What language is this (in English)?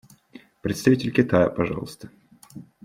Russian